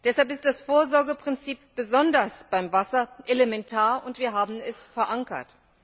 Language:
German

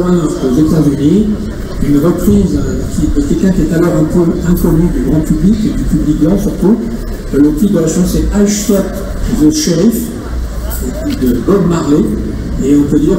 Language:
French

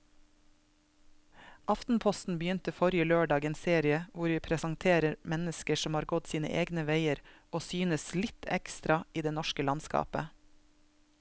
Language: Norwegian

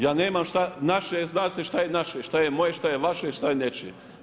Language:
Croatian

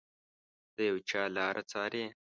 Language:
Pashto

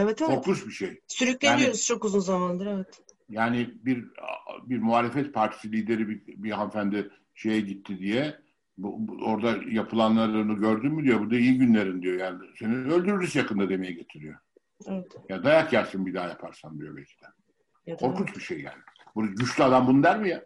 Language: Turkish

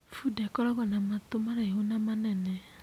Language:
Kikuyu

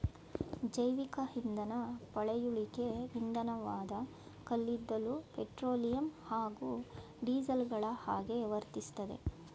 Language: Kannada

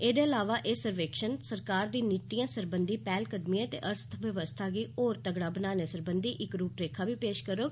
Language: Dogri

